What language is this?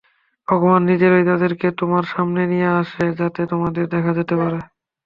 Bangla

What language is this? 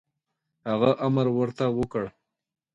Pashto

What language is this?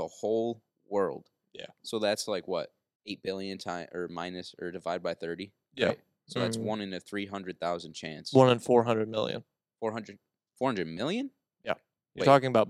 English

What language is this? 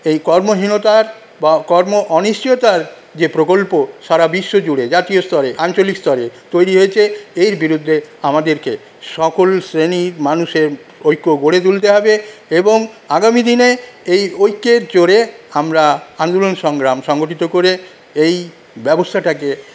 Bangla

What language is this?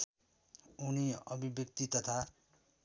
Nepali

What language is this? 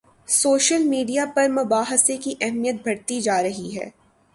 Urdu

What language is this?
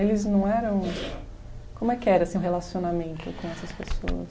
Portuguese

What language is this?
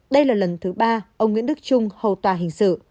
Vietnamese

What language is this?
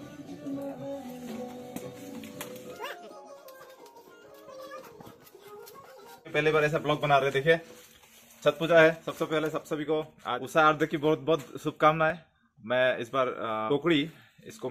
Hindi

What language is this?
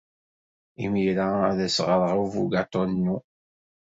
Kabyle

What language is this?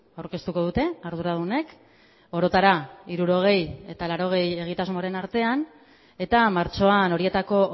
Basque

